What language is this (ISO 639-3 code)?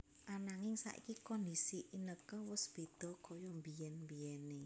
jav